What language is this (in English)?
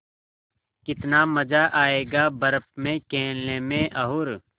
Hindi